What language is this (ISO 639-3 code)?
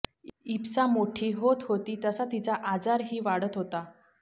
mar